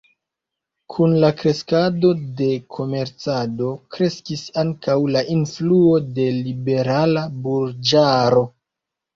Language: Esperanto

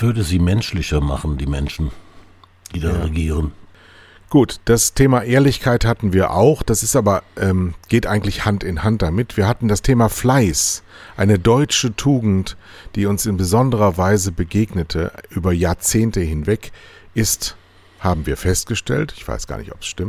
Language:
German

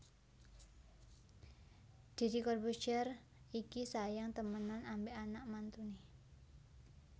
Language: Javanese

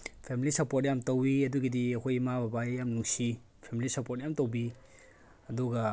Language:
Manipuri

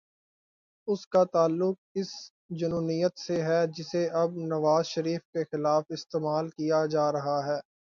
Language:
Urdu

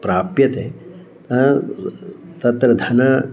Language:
Sanskrit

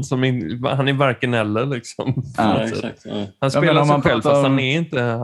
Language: Swedish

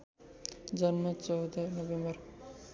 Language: Nepali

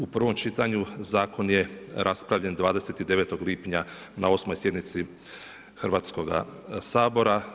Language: Croatian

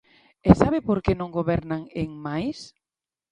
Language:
Galician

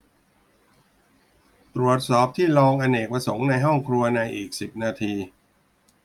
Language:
Thai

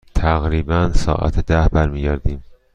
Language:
Persian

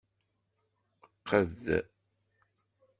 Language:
Kabyle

